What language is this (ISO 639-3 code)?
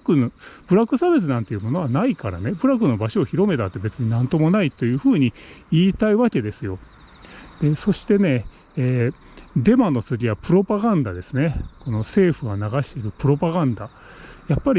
jpn